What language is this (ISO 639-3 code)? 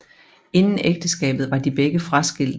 dan